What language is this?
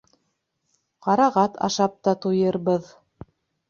Bashkir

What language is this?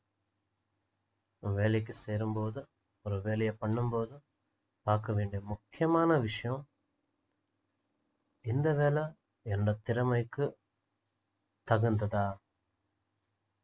Tamil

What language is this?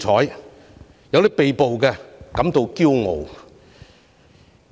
Cantonese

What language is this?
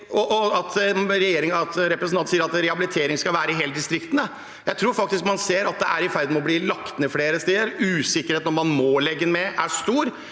Norwegian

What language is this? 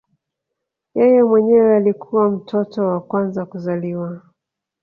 Swahili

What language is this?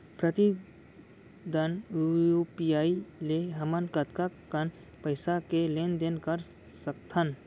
Chhattisgarhi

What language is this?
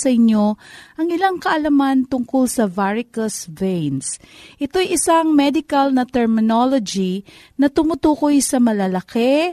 Filipino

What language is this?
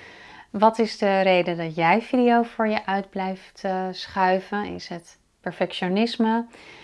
Dutch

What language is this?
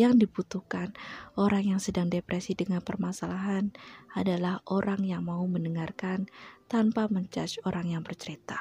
Indonesian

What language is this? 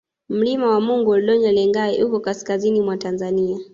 Swahili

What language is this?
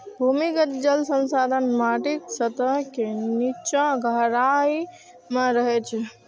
Maithili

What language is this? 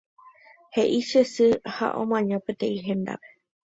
Guarani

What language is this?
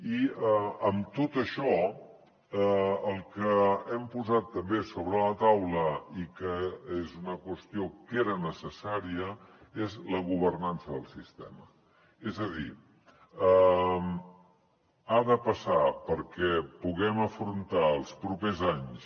Catalan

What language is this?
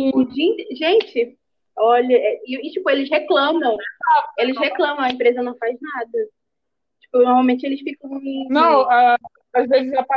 Portuguese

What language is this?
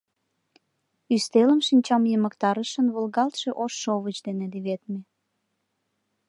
Mari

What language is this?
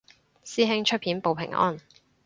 Cantonese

